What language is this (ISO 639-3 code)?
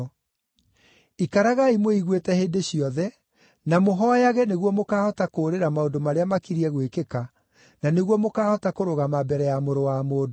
kik